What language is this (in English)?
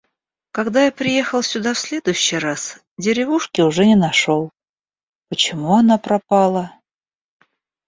Russian